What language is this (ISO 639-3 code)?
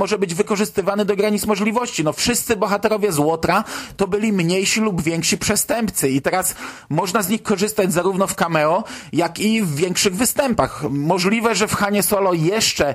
pol